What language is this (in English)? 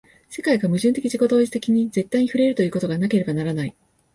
Japanese